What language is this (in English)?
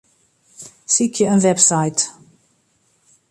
Western Frisian